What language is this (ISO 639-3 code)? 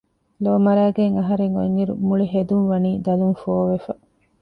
div